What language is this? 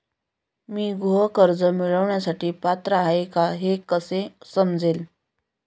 Marathi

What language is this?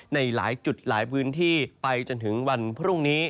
Thai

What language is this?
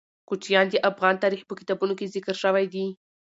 Pashto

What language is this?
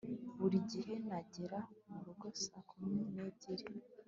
Kinyarwanda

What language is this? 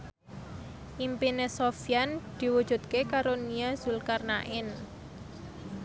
Javanese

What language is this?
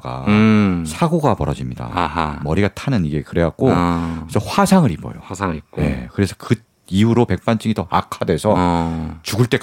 Korean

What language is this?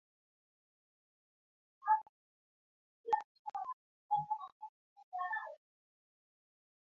Swahili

